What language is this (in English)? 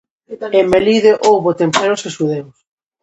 Galician